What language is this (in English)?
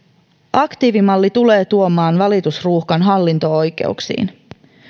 Finnish